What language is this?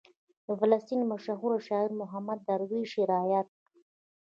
Pashto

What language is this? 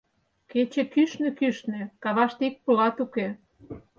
Mari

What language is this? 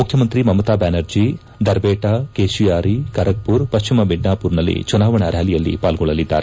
Kannada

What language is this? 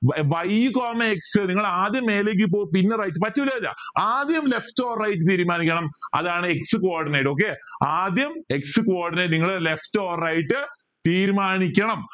Malayalam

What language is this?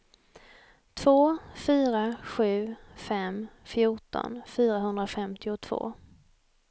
Swedish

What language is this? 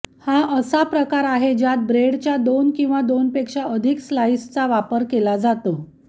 Marathi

